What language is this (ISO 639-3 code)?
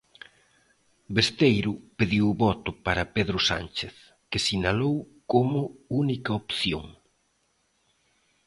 glg